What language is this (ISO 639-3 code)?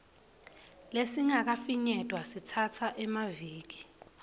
ssw